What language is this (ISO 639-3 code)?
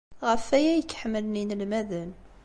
kab